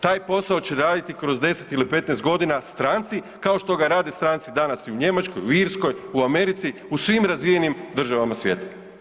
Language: Croatian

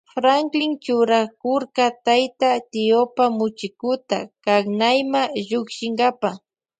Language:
Loja Highland Quichua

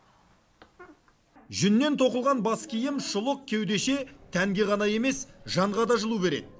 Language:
Kazakh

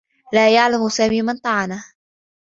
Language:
Arabic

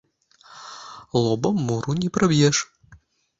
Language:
Belarusian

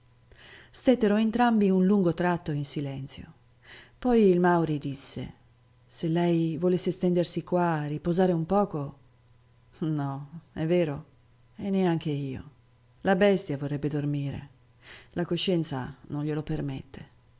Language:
Italian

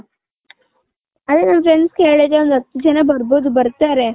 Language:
Kannada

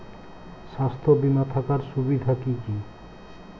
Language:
Bangla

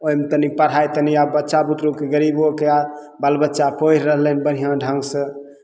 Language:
Maithili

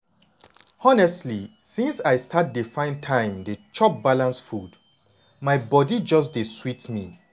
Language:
Nigerian Pidgin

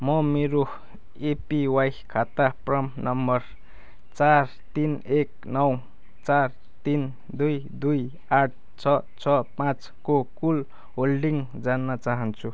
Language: Nepali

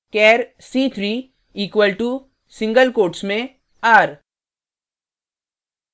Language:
Hindi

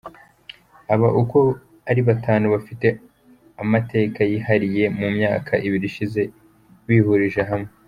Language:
Kinyarwanda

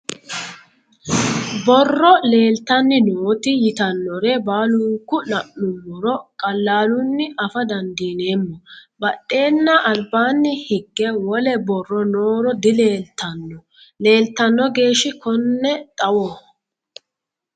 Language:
Sidamo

